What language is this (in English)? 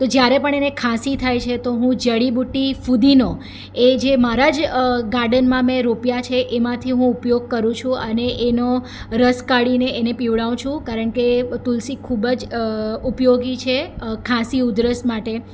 Gujarati